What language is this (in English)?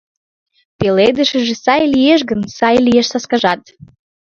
Mari